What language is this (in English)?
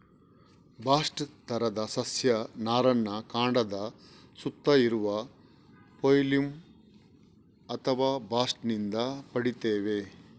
Kannada